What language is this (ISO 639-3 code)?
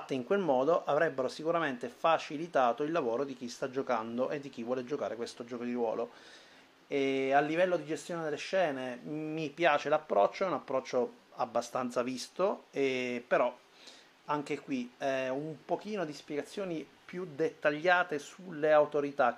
ita